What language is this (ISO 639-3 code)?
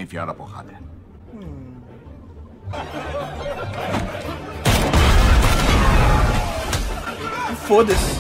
por